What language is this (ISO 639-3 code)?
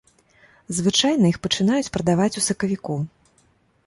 bel